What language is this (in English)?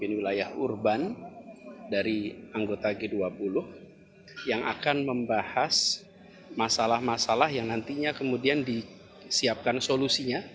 Indonesian